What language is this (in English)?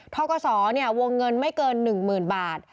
Thai